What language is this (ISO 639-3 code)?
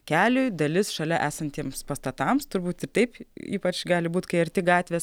lit